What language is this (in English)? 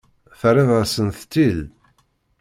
Kabyle